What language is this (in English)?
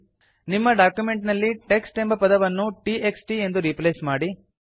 Kannada